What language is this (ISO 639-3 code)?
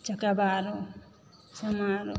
mai